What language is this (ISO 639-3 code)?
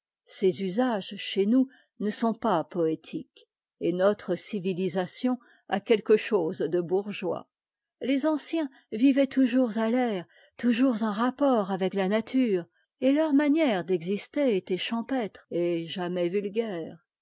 fra